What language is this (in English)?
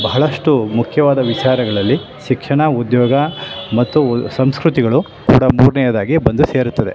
Kannada